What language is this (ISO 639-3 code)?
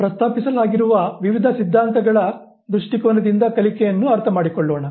kan